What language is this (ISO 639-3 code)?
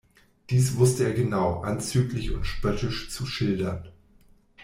deu